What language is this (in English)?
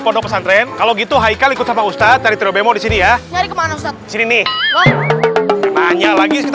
Indonesian